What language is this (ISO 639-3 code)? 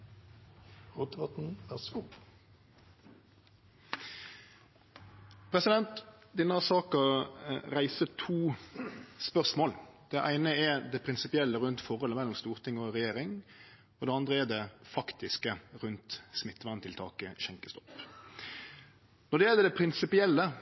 nor